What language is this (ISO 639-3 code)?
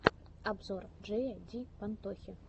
rus